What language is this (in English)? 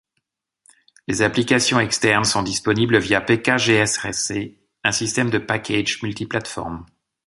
French